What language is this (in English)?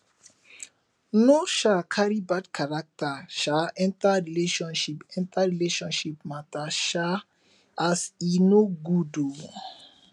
Nigerian Pidgin